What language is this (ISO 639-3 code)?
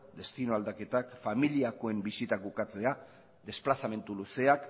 eus